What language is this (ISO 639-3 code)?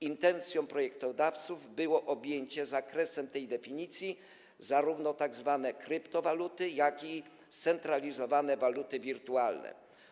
pol